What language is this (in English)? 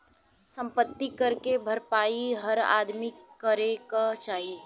Bhojpuri